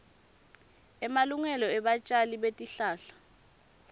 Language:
Swati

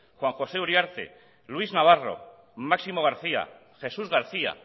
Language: Basque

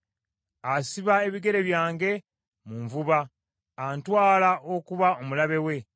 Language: Ganda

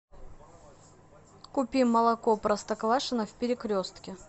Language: Russian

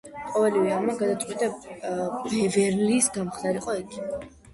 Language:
Georgian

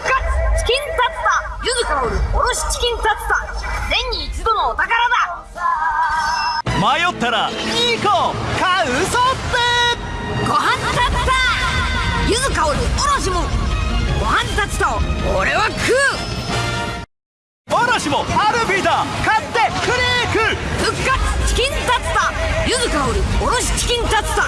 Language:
Japanese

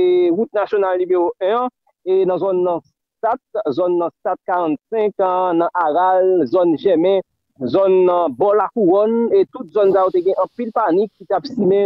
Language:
French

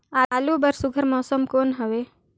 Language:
Chhattisgarhi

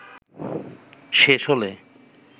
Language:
Bangla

